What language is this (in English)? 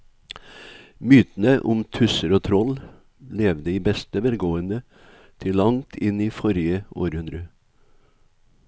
Norwegian